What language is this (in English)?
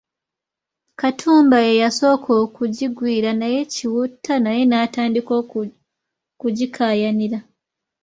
Ganda